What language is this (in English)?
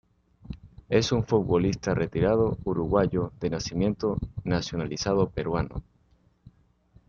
Spanish